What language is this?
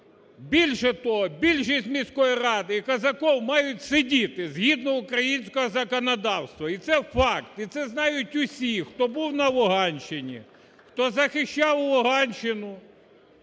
Ukrainian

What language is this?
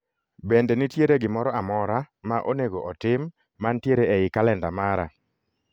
Luo (Kenya and Tanzania)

